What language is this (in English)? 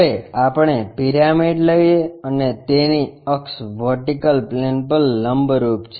Gujarati